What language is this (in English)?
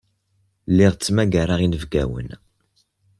Kabyle